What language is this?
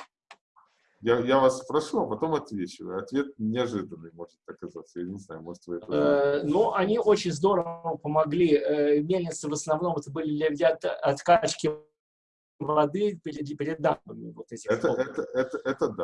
Russian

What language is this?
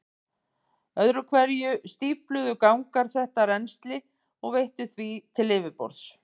Icelandic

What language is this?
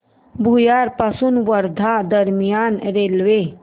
Marathi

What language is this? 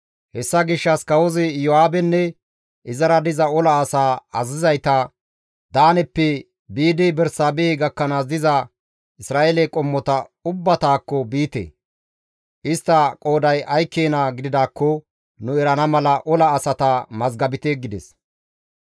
Gamo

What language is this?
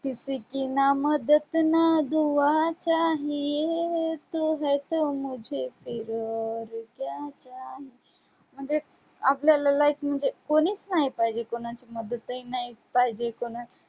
Marathi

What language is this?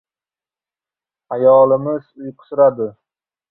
Uzbek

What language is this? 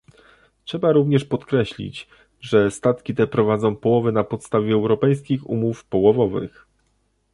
Polish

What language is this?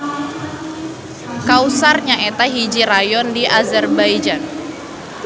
Sundanese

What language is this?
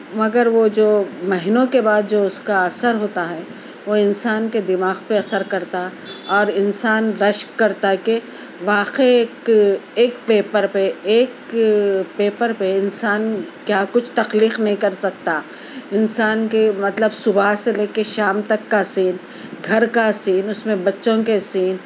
Urdu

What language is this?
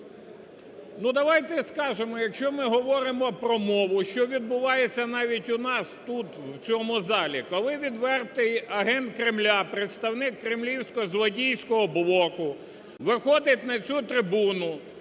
Ukrainian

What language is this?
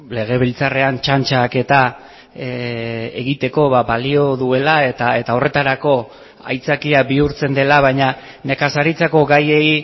Basque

